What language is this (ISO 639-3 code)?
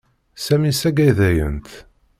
kab